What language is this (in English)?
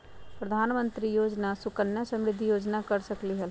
Magahi